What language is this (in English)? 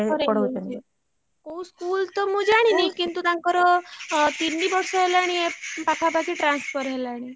Odia